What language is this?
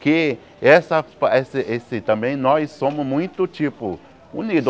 Portuguese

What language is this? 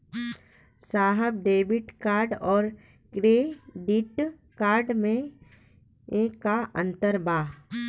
Bhojpuri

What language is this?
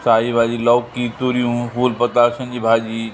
Sindhi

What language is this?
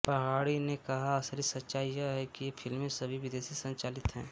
Hindi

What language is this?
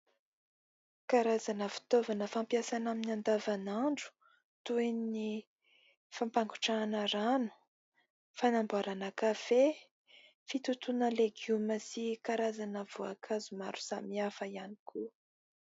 Malagasy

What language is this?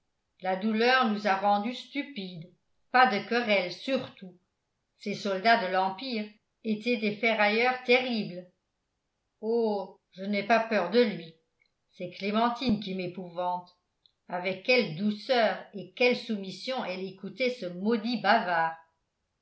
French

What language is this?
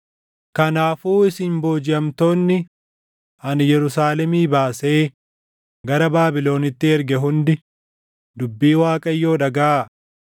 Oromo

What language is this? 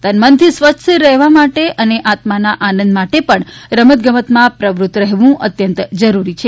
Gujarati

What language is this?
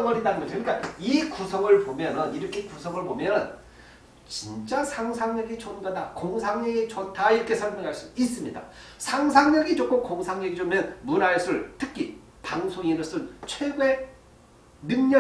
Korean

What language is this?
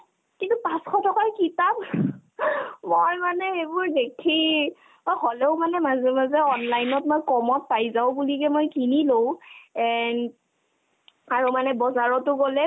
Assamese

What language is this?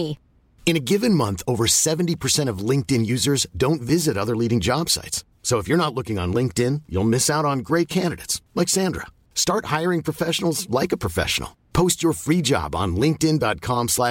Filipino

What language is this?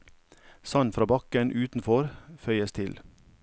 Norwegian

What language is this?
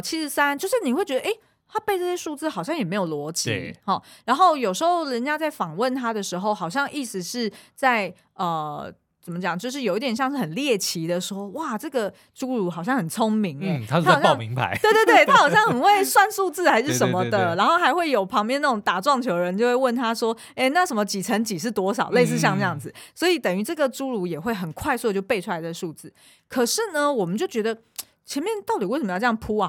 Chinese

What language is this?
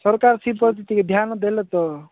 Odia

